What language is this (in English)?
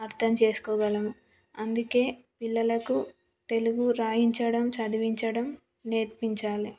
Telugu